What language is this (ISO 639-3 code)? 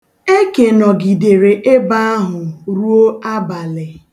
ibo